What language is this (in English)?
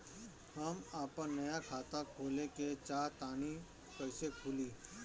Bhojpuri